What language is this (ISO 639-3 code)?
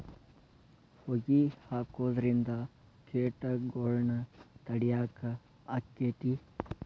kan